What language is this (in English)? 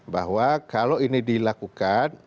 Indonesian